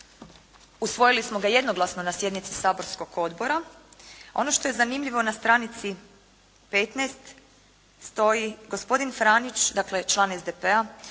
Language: Croatian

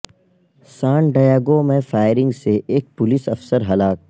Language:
Urdu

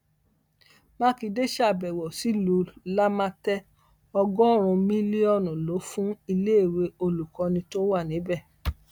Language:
Yoruba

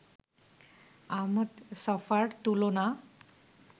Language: Bangla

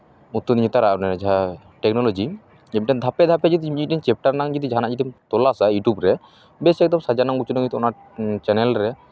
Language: Santali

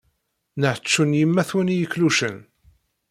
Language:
Kabyle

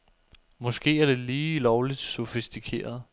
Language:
Danish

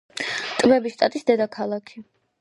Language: Georgian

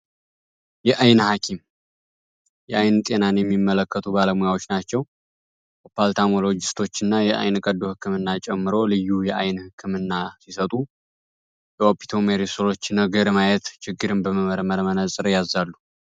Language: Amharic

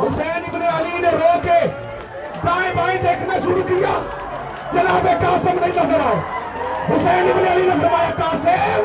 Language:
Urdu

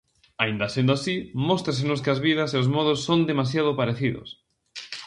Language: Galician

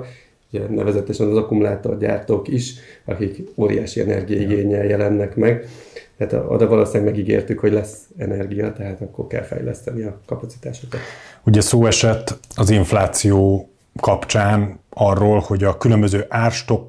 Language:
Hungarian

